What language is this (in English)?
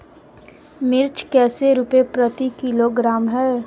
Magahi